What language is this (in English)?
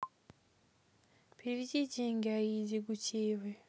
Russian